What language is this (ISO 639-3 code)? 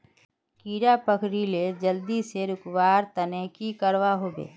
mag